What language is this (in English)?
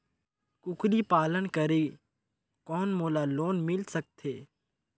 Chhattisgarhi